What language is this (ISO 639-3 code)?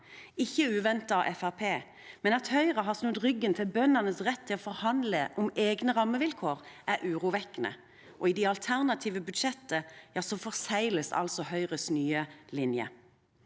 nor